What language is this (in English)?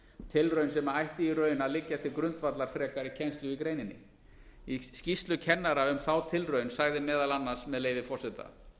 Icelandic